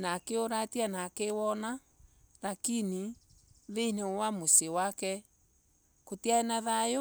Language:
Embu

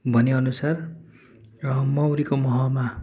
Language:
Nepali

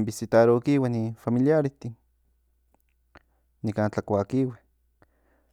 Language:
Central Nahuatl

